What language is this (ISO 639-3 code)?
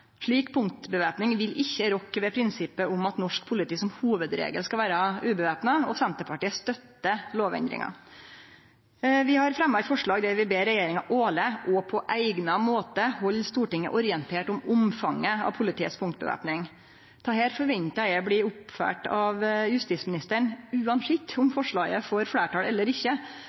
nno